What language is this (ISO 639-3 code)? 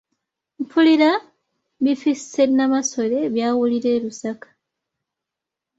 lug